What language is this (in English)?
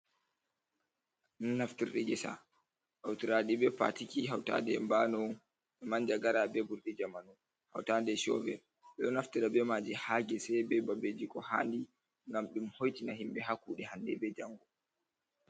Fula